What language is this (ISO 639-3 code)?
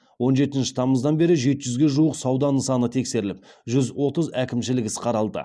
kaz